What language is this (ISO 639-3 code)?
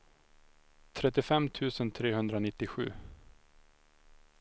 swe